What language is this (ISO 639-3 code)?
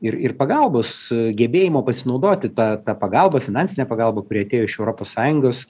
lit